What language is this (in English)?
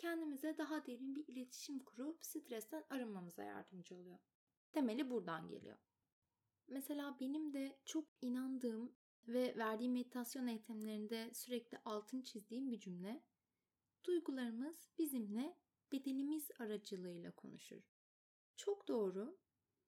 Turkish